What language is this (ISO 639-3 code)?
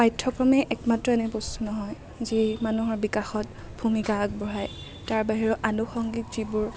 asm